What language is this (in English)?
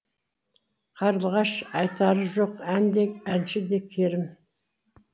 Kazakh